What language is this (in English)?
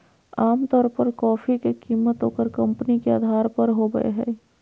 Magahi